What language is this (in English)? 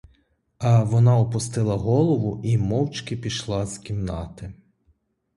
Ukrainian